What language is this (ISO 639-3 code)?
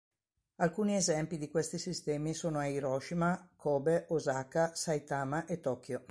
ita